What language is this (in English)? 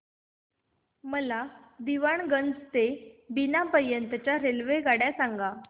Marathi